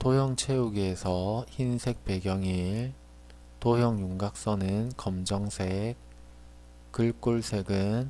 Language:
Korean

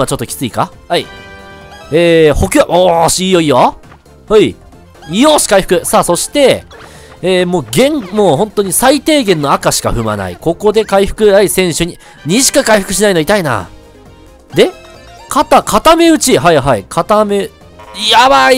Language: Japanese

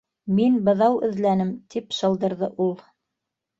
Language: Bashkir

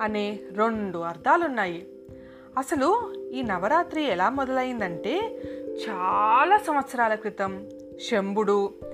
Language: Telugu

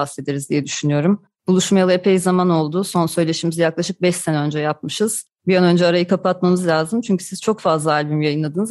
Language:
Turkish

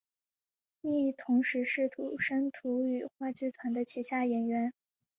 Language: Chinese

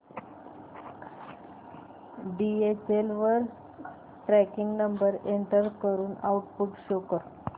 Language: Marathi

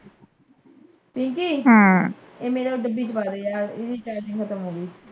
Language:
Punjabi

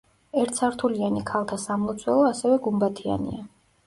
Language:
Georgian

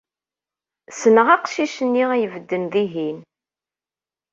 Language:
Kabyle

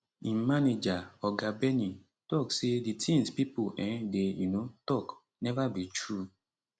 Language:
Nigerian Pidgin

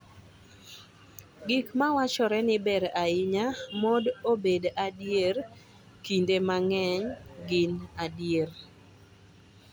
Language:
Luo (Kenya and Tanzania)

